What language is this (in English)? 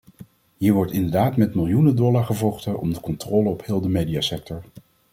Dutch